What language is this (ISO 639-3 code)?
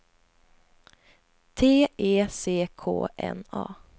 swe